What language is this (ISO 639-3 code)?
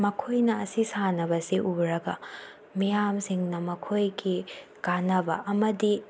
mni